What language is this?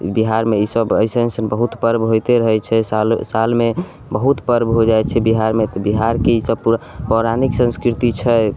Maithili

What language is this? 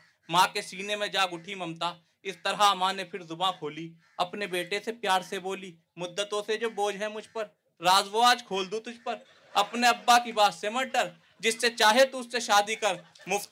Urdu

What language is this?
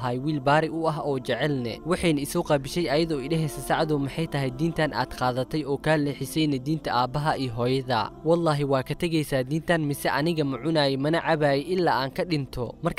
Arabic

